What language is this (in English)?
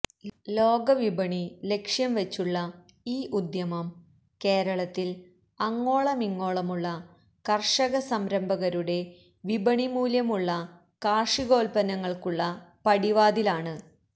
Malayalam